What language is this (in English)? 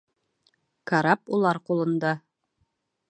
Bashkir